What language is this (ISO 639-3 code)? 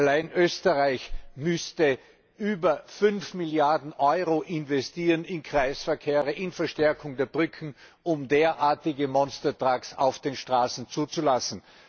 deu